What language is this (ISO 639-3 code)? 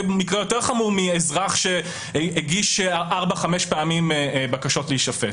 heb